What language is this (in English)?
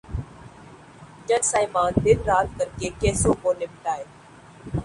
Urdu